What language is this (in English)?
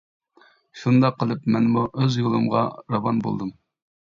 Uyghur